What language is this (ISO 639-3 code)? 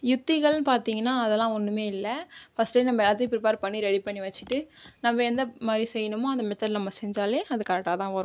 tam